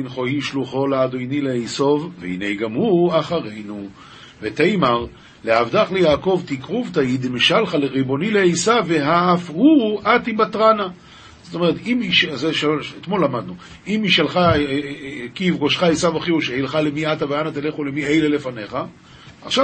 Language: Hebrew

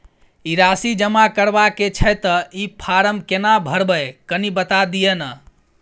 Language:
Maithili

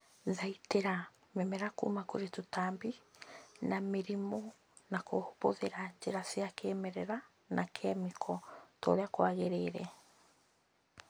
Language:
Kikuyu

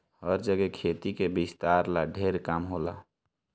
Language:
Bhojpuri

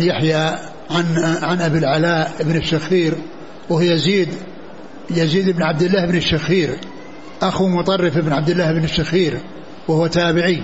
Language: Arabic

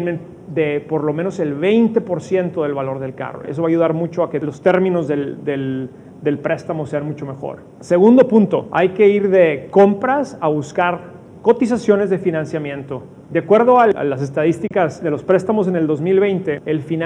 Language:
Spanish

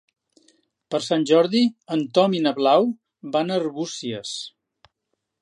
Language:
Catalan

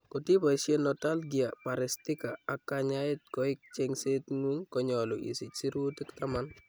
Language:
Kalenjin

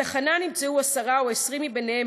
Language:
Hebrew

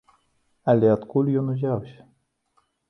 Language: Belarusian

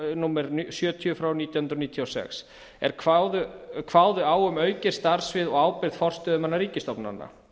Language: Icelandic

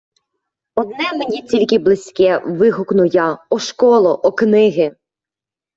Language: Ukrainian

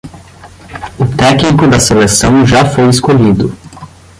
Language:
Portuguese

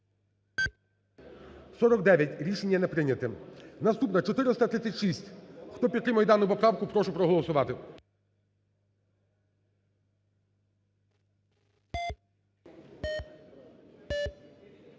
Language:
Ukrainian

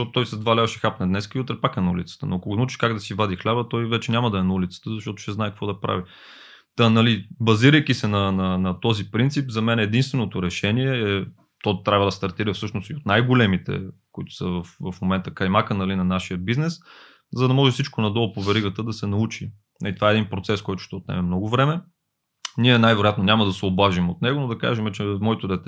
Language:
Bulgarian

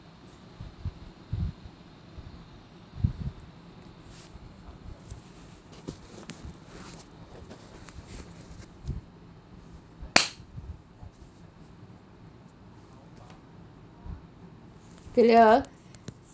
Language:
English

